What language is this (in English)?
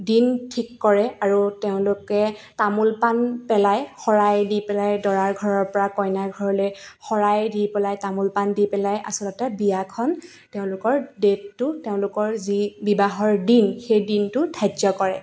Assamese